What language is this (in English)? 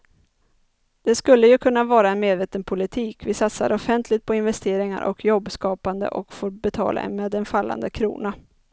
Swedish